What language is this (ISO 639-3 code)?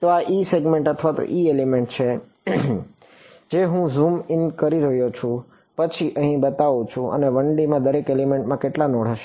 guj